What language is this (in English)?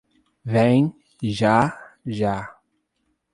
Portuguese